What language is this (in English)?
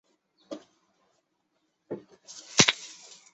Chinese